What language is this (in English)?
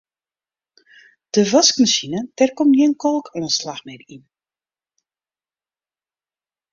Western Frisian